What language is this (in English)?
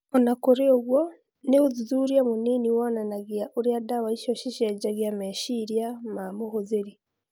Kikuyu